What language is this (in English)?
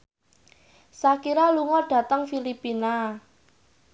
Javanese